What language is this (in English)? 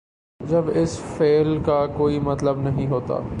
Urdu